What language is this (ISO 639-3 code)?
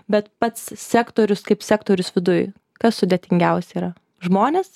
lit